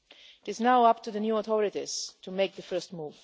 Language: English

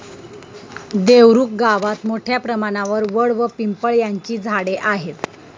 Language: Marathi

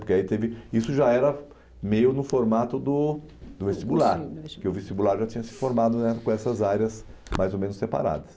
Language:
Portuguese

